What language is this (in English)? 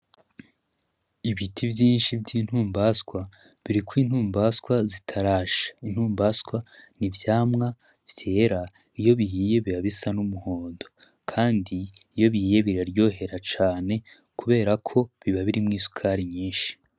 Rundi